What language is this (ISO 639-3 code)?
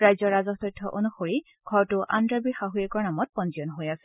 asm